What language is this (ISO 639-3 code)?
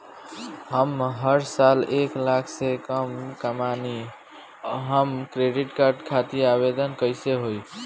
bho